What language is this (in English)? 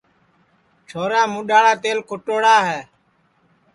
Sansi